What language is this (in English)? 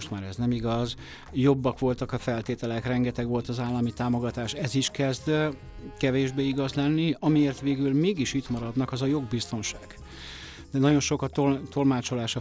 Hungarian